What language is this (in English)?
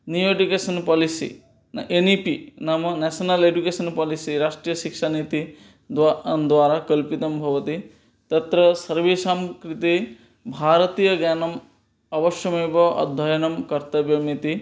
Sanskrit